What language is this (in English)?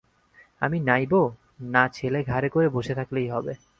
Bangla